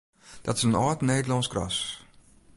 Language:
Western Frisian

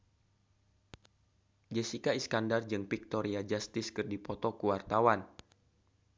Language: Sundanese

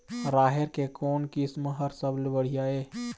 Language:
Chhattisgarhi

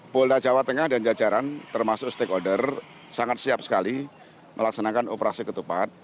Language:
Indonesian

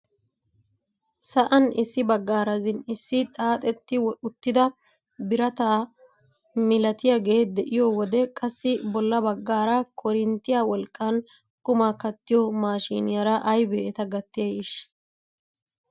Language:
Wolaytta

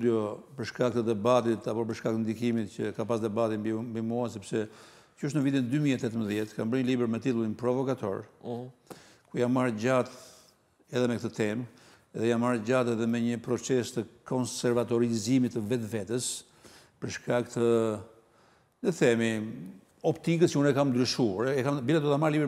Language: English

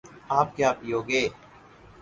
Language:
Urdu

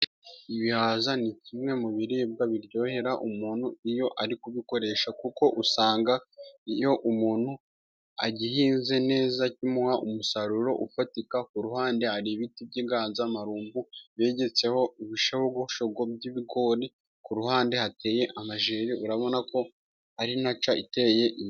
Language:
Kinyarwanda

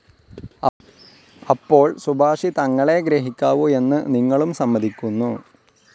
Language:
Malayalam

